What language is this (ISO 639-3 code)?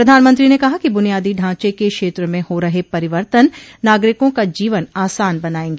hin